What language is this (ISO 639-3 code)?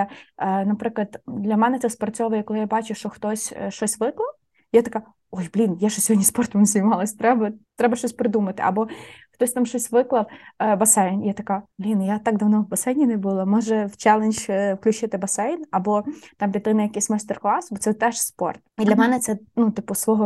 ukr